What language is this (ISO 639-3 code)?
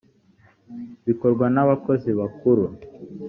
kin